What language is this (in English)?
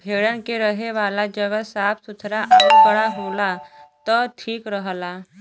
Bhojpuri